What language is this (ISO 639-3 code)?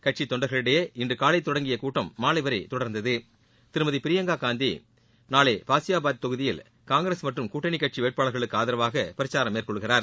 tam